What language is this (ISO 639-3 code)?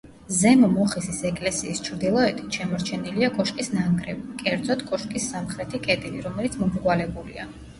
kat